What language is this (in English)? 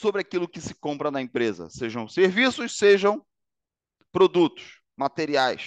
Portuguese